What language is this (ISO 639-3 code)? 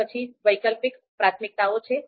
guj